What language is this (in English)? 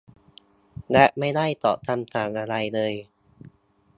Thai